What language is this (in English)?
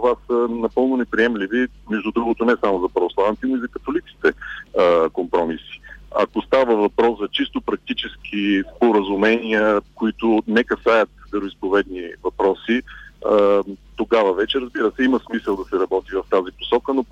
Bulgarian